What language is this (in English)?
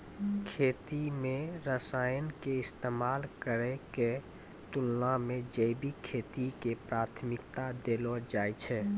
Maithili